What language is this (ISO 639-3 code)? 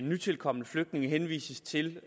dan